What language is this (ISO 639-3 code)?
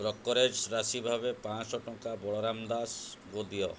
ori